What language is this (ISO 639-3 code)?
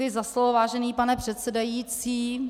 ces